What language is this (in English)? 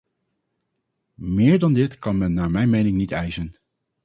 Dutch